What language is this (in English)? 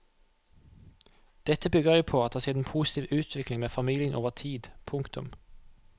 Norwegian